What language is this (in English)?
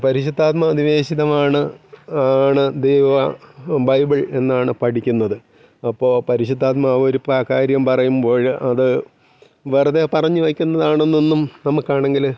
Malayalam